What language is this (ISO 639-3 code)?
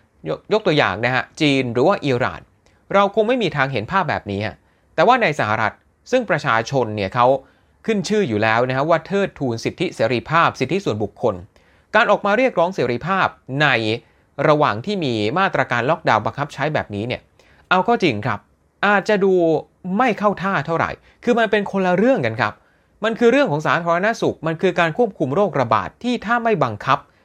tha